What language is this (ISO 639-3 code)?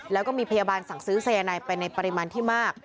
tha